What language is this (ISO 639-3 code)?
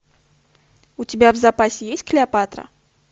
rus